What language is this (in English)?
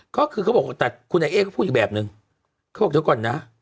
Thai